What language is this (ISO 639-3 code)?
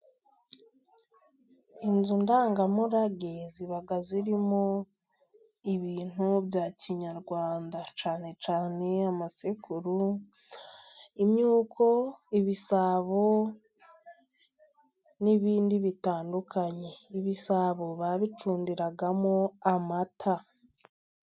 kin